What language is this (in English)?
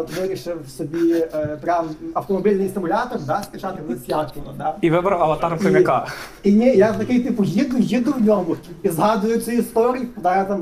Ukrainian